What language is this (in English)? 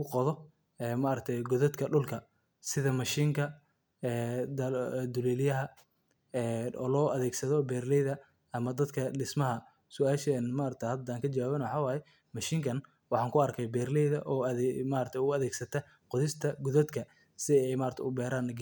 Somali